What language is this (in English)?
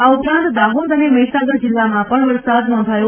Gujarati